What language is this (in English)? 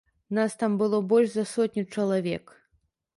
Belarusian